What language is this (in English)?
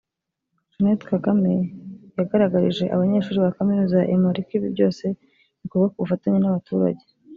Kinyarwanda